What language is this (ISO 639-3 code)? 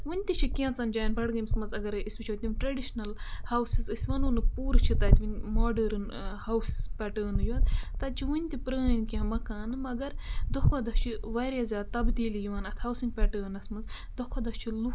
kas